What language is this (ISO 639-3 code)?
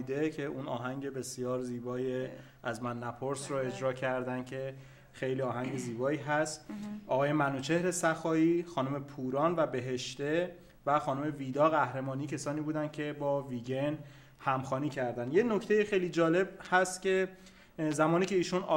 fas